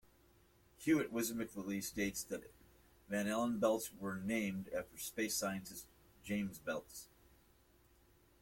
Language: English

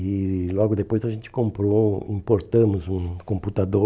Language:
Portuguese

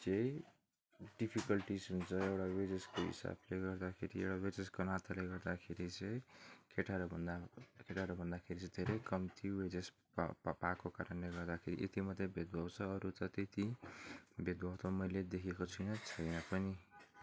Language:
Nepali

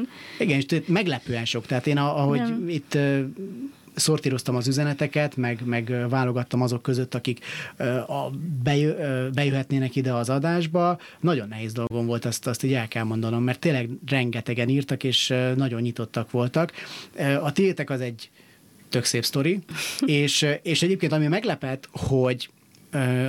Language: Hungarian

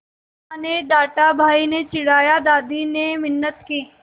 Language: Hindi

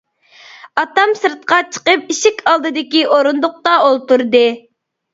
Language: Uyghur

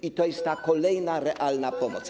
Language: Polish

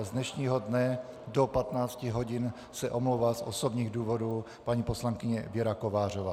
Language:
Czech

